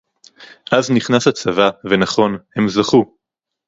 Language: Hebrew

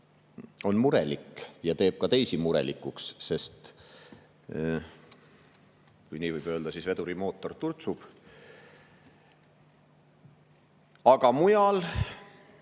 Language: Estonian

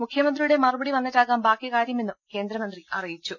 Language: Malayalam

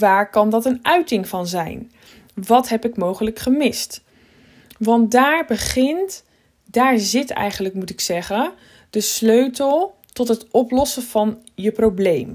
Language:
Dutch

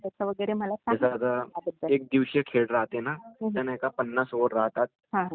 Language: Marathi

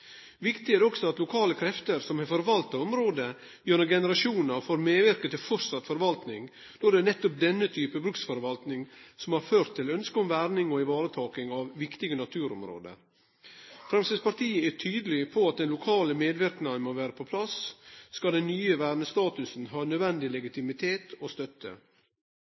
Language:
Norwegian Nynorsk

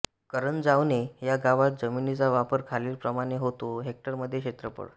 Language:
Marathi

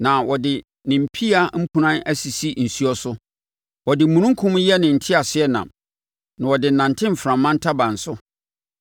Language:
Akan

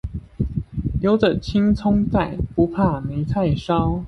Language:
Chinese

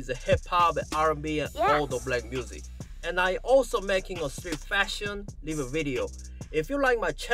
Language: Korean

